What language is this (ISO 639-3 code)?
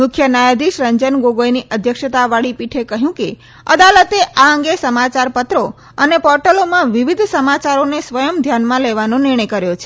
guj